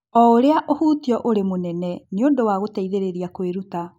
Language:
Kikuyu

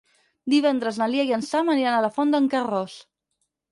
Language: Catalan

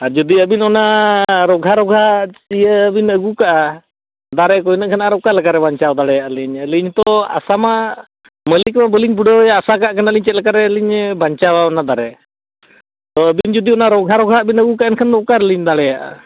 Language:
Santali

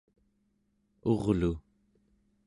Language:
Central Yupik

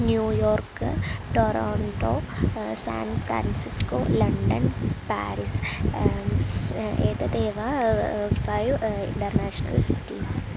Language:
Sanskrit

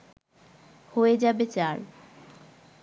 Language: Bangla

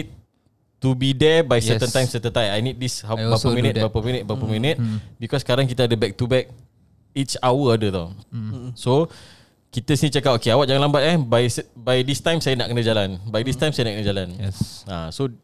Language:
Malay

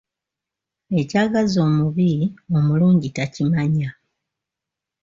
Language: Ganda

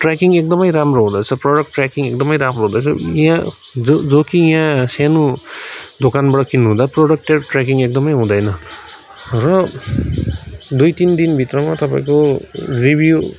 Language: Nepali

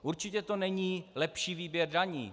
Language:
Czech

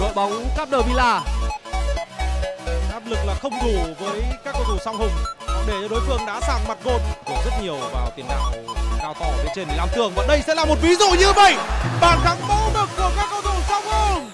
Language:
Vietnamese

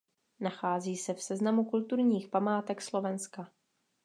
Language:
Czech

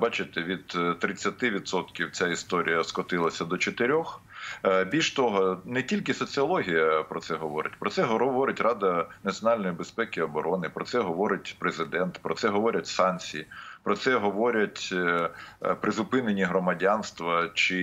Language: Ukrainian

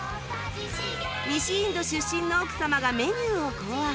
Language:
Japanese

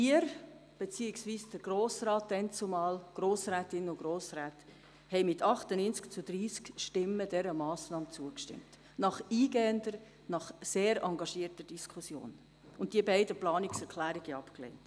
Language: Swiss German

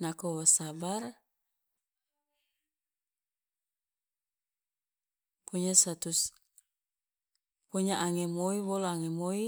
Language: Loloda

